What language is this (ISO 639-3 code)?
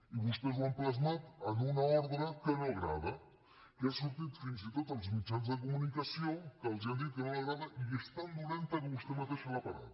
cat